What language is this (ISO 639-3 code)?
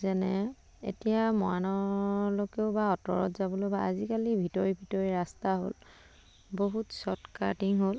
asm